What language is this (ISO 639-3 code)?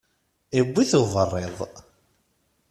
kab